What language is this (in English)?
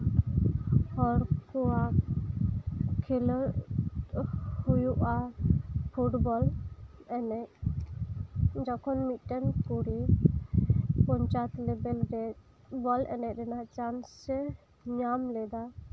Santali